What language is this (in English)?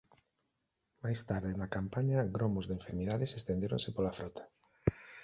Galician